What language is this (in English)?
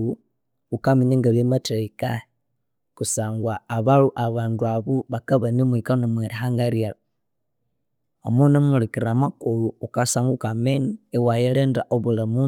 Konzo